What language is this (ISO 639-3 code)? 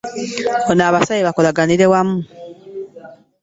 lug